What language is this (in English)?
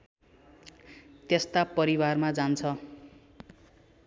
Nepali